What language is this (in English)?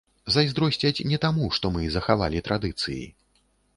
Belarusian